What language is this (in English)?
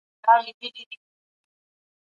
Pashto